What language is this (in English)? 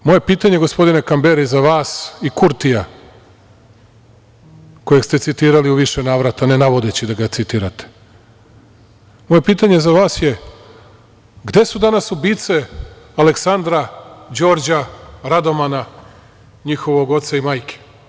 Serbian